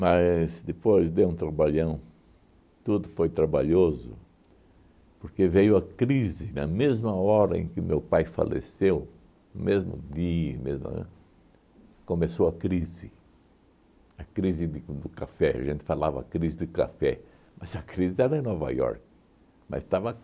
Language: Portuguese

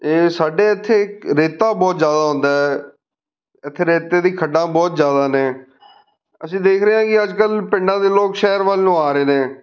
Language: Punjabi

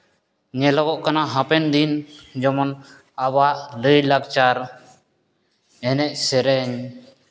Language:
Santali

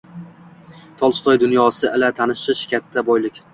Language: Uzbek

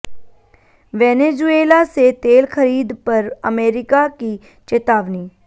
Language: Hindi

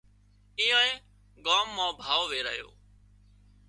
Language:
Wadiyara Koli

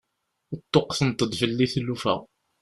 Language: Kabyle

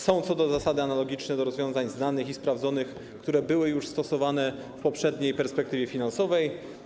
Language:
Polish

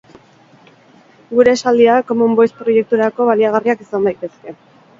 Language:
Basque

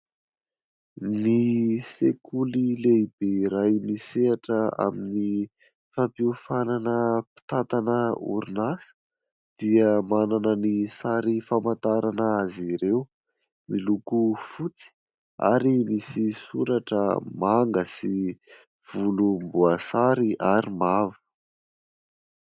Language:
Malagasy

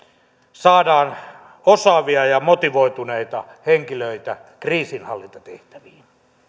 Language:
Finnish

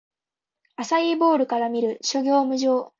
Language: Japanese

